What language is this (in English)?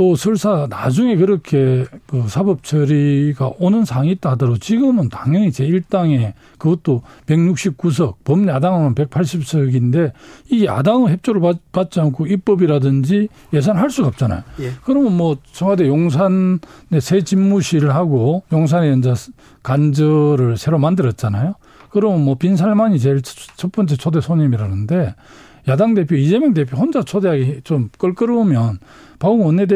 Korean